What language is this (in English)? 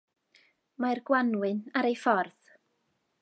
Welsh